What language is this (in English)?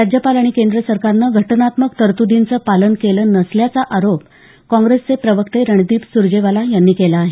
Marathi